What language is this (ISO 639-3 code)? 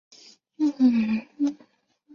zho